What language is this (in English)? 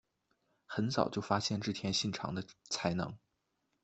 Chinese